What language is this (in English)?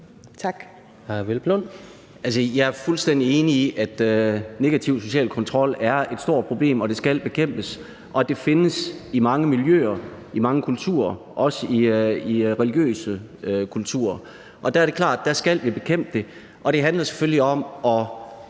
Danish